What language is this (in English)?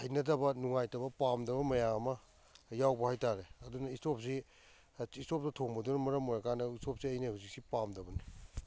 Manipuri